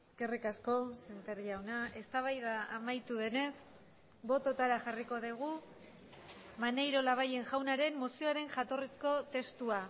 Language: Basque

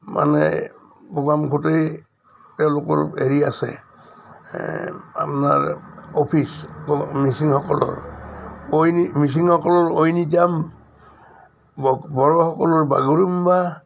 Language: Assamese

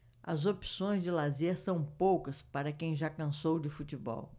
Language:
Portuguese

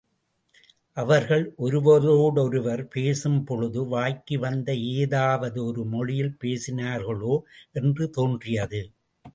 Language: Tamil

